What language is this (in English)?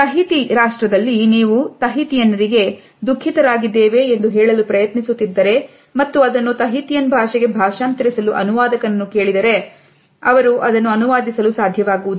Kannada